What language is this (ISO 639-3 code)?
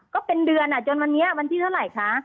tha